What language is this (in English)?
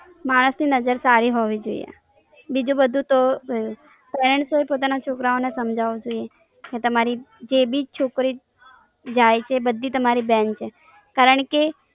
Gujarati